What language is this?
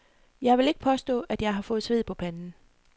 Danish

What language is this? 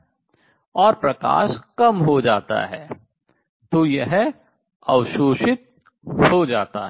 Hindi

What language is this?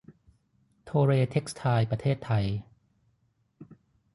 Thai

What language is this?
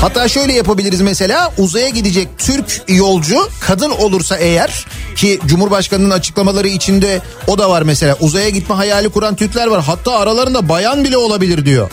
Turkish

